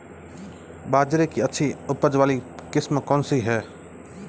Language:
Hindi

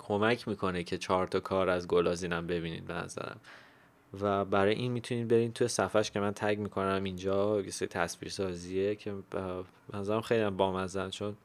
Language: Persian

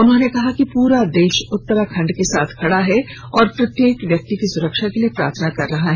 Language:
Hindi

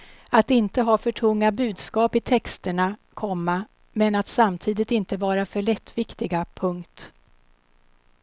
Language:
Swedish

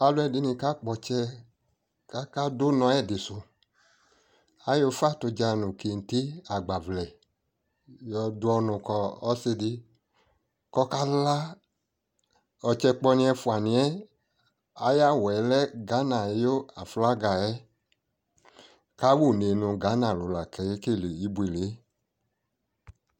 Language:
Ikposo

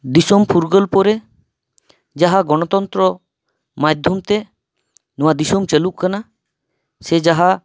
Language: Santali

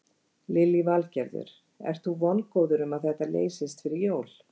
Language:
Icelandic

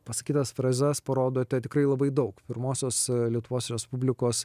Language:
Lithuanian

